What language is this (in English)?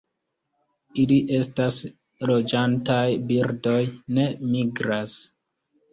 Esperanto